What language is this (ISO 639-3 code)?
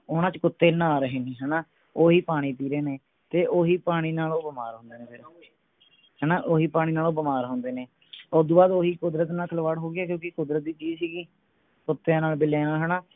pan